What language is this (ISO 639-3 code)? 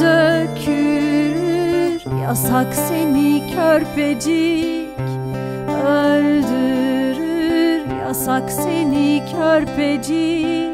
tur